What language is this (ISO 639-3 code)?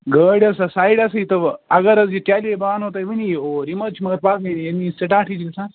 kas